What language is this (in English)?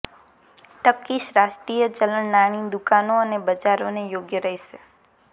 Gujarati